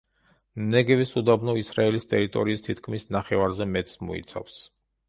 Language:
Georgian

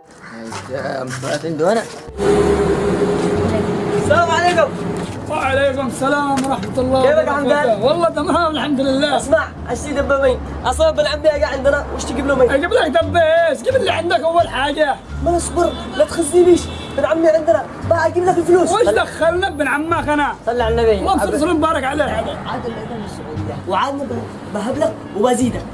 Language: Arabic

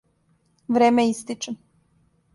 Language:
Serbian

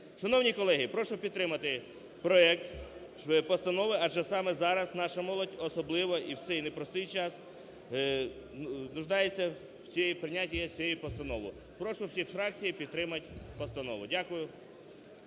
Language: Ukrainian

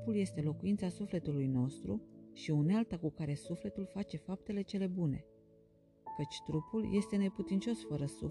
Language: Romanian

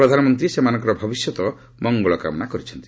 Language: Odia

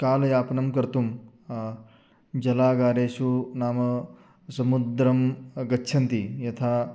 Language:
Sanskrit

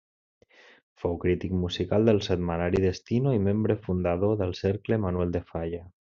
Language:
Catalan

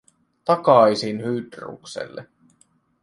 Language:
Finnish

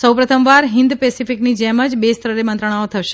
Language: Gujarati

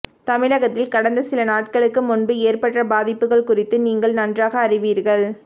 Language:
Tamil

